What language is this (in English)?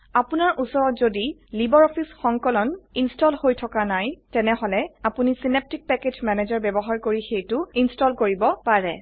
Assamese